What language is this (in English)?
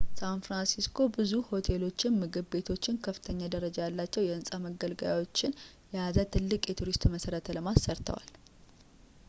Amharic